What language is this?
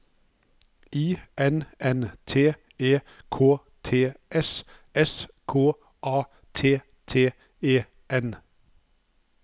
Norwegian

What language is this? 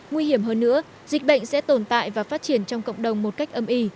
Vietnamese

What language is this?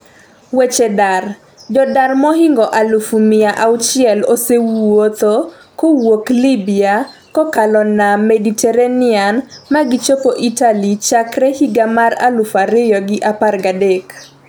Luo (Kenya and Tanzania)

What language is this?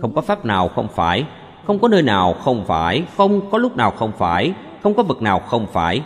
Vietnamese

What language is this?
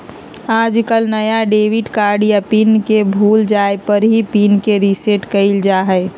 Magahi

